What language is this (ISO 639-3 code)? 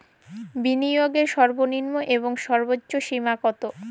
ben